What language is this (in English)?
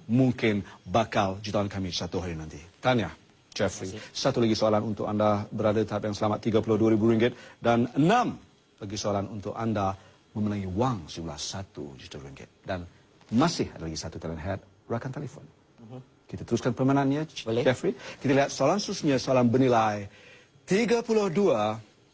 Malay